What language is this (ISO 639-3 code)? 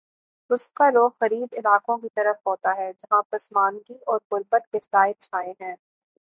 urd